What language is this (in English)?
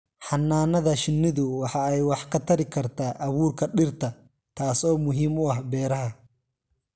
Somali